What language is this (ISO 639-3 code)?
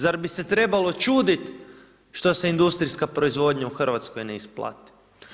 hrv